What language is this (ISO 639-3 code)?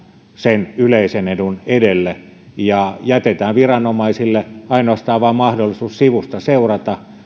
fin